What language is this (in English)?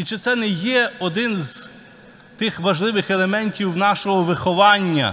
Ukrainian